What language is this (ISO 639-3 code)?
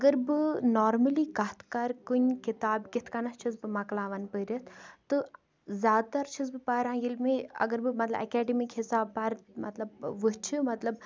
kas